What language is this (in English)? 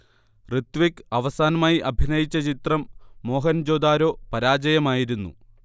Malayalam